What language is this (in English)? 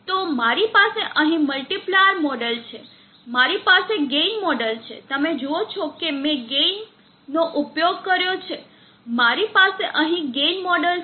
Gujarati